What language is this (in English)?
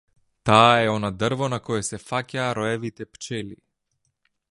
Macedonian